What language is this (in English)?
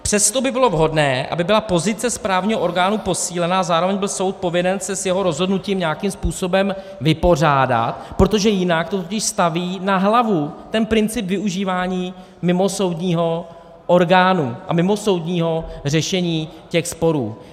Czech